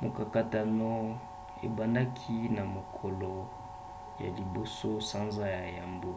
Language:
Lingala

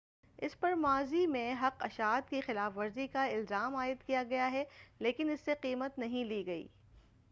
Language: Urdu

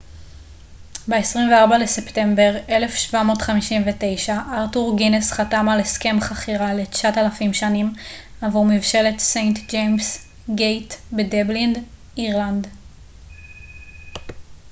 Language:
Hebrew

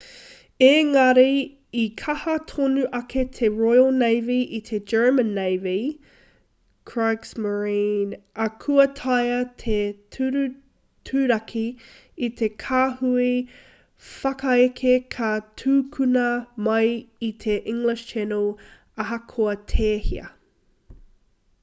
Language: Māori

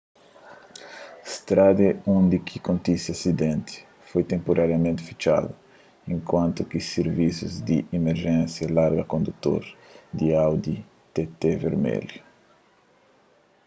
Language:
Kabuverdianu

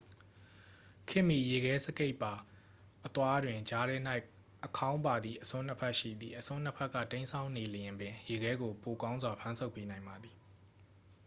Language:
Burmese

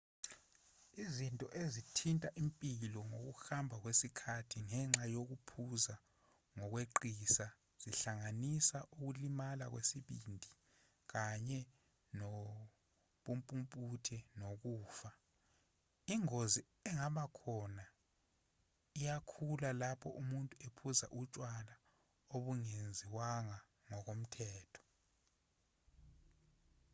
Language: Zulu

